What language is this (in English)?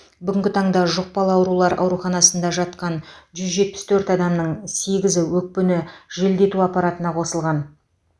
Kazakh